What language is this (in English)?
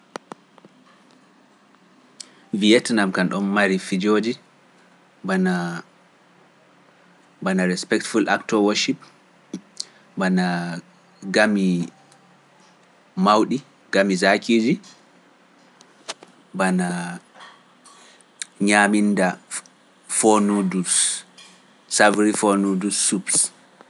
Pular